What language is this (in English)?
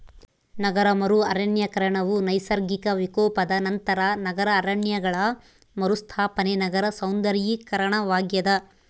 Kannada